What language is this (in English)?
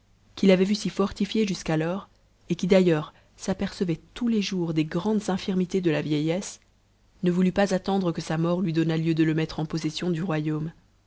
French